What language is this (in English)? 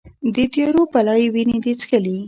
Pashto